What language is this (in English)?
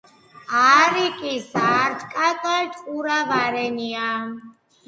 Georgian